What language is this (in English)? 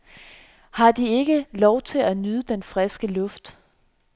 Danish